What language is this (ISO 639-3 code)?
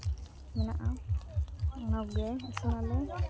sat